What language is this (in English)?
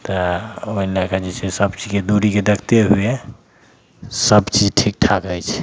Maithili